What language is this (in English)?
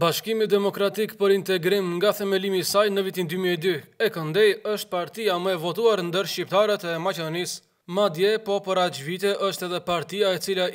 Romanian